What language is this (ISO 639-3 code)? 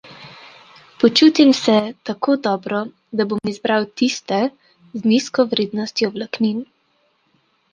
slv